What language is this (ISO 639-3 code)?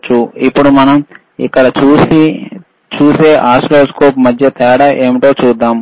tel